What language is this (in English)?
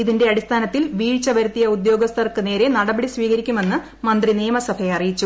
Malayalam